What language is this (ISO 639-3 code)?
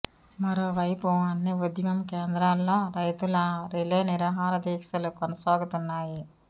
tel